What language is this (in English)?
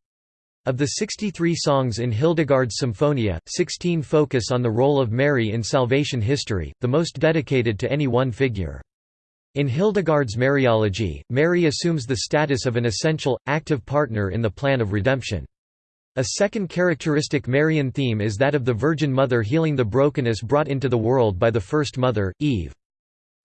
English